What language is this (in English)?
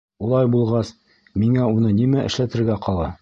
Bashkir